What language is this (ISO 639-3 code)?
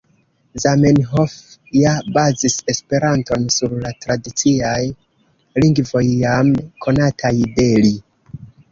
epo